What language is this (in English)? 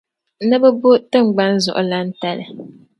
Dagbani